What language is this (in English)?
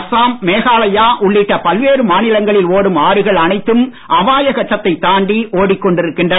Tamil